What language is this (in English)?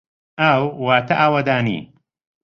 Central Kurdish